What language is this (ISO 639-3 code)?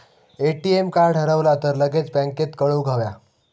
mar